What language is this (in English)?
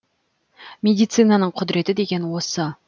Kazakh